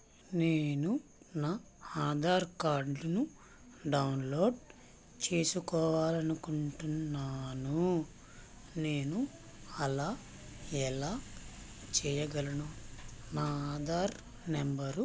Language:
Telugu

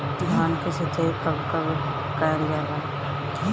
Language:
Bhojpuri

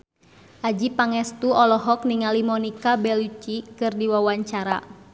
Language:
Sundanese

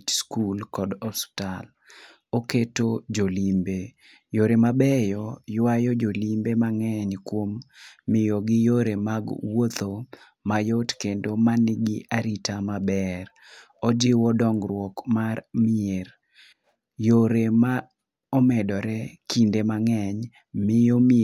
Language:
Luo (Kenya and Tanzania)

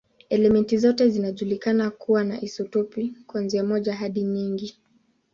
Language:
Swahili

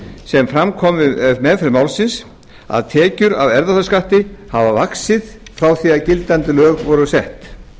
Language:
Icelandic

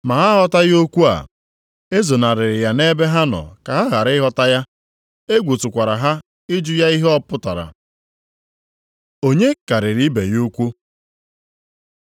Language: Igbo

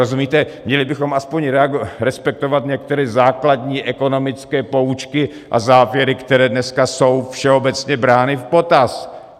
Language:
Czech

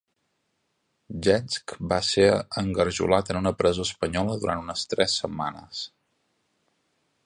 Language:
Catalan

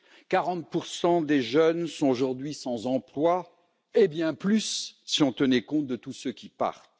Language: French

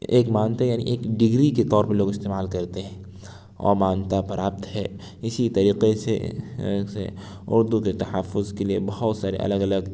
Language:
Urdu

